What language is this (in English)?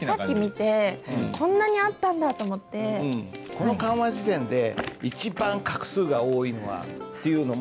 Japanese